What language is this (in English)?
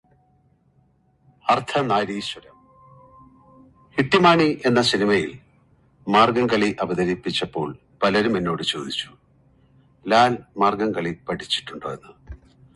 English